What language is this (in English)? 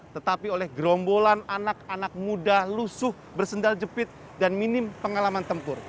Indonesian